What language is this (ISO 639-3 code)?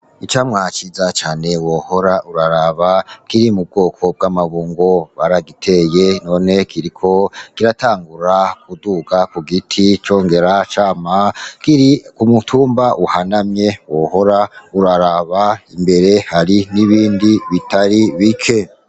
run